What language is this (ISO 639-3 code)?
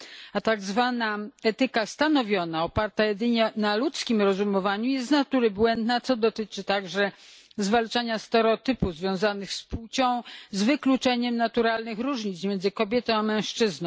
pol